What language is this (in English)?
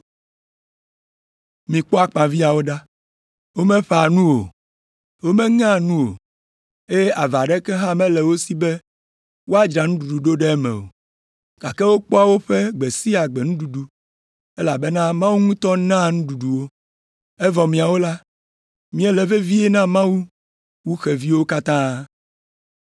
Ewe